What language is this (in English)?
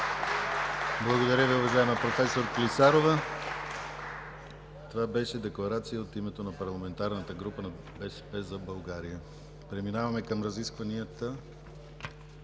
Bulgarian